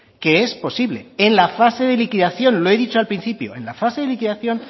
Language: Spanish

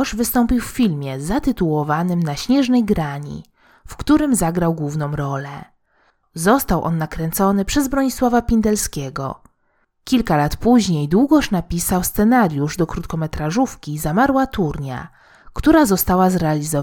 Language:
Polish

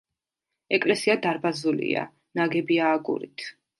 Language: Georgian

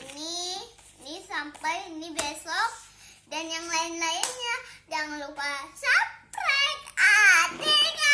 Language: Indonesian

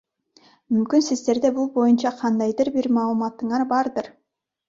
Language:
Kyrgyz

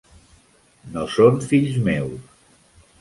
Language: Catalan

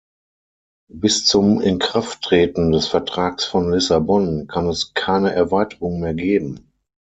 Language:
German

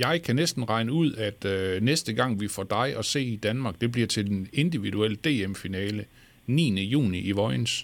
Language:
Danish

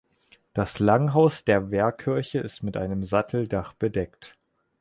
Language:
German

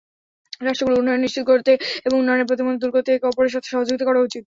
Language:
Bangla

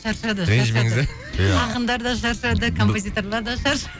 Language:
Kazakh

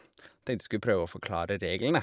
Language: Norwegian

